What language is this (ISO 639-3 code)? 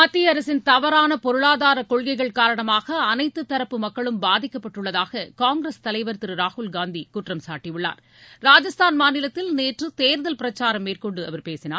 tam